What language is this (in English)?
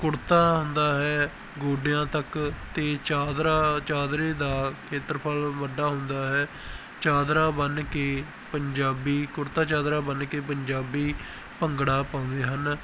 Punjabi